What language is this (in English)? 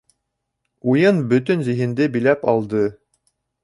Bashkir